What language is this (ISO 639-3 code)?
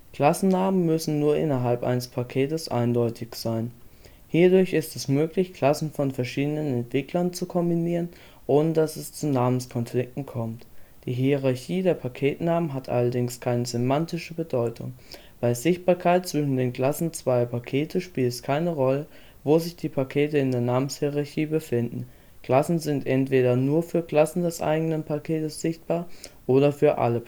deu